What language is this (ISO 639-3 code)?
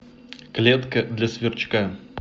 rus